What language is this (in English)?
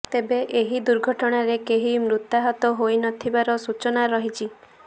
Odia